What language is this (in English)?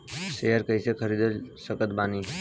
Bhojpuri